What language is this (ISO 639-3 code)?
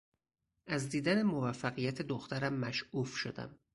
fas